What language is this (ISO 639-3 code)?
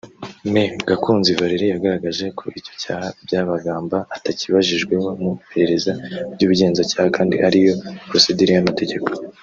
kin